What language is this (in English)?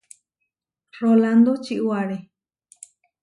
Huarijio